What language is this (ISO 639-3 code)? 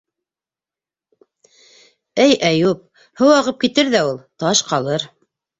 bak